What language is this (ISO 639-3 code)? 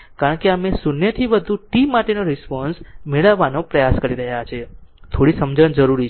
guj